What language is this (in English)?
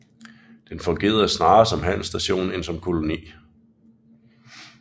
Danish